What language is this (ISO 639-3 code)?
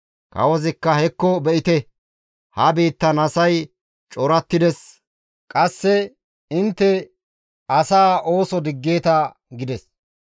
gmv